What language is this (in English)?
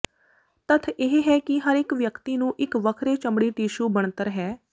Punjabi